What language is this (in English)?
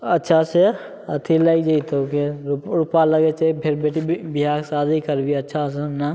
Maithili